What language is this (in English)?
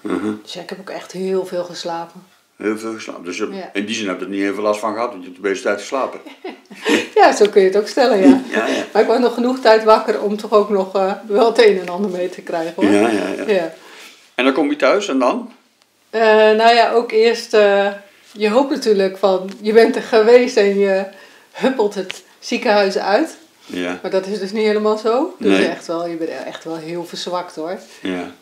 Dutch